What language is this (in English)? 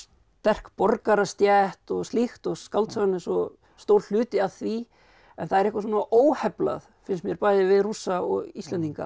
Icelandic